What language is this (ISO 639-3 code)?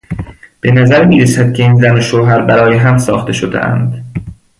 fas